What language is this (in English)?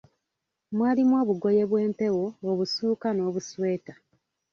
Ganda